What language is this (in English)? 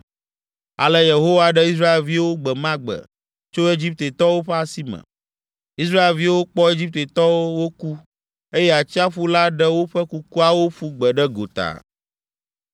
Ewe